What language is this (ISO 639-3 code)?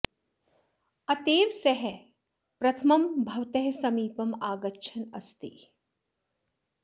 san